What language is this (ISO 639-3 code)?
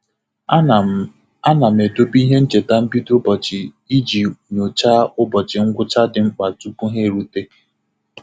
ibo